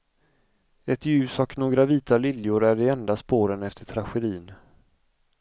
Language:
Swedish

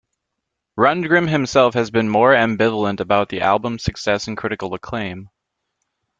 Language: English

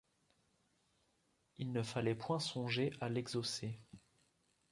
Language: French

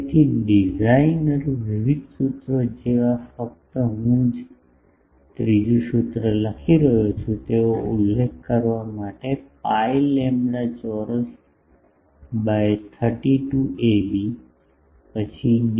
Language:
Gujarati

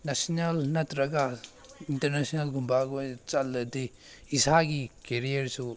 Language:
Manipuri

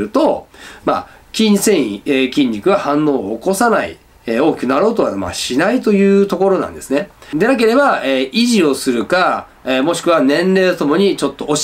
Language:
Japanese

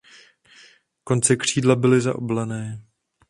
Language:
Czech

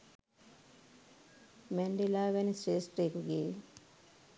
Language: Sinhala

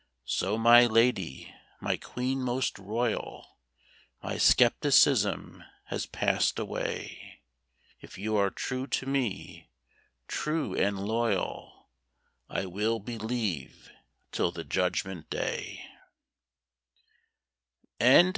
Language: English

